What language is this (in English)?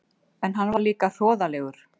Icelandic